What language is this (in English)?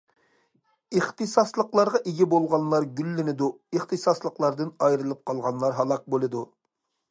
Uyghur